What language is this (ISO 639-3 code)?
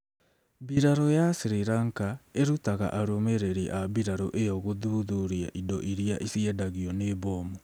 kik